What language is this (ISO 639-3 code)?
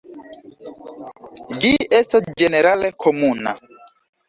epo